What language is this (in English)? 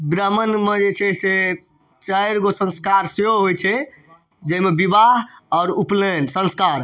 Maithili